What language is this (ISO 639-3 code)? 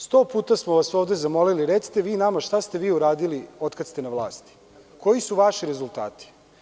srp